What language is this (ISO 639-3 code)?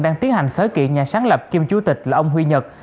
vie